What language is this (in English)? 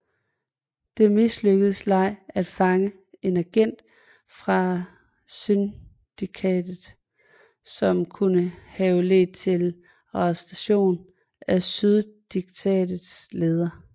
Danish